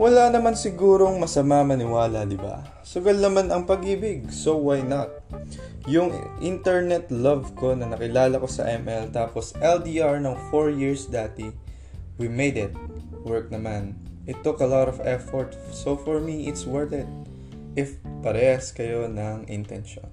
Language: Filipino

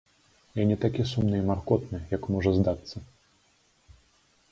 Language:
Belarusian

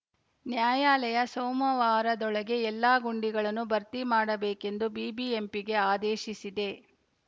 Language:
Kannada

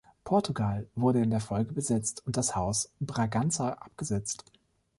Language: German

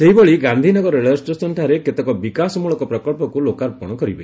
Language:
Odia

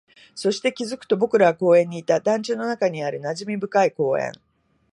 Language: Japanese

